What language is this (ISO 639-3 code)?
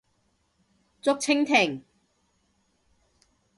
yue